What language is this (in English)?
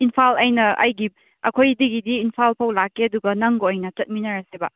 Manipuri